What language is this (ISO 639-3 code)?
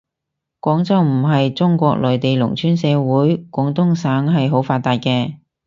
yue